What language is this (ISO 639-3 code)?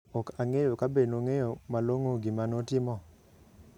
luo